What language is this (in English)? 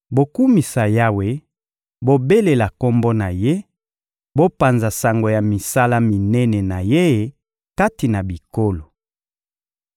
Lingala